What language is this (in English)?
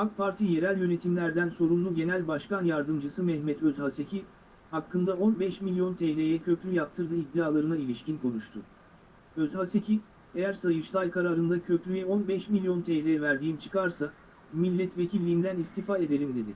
Turkish